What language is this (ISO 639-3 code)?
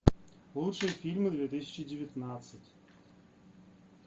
rus